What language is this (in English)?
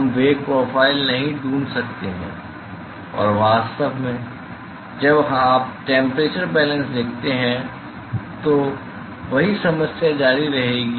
Hindi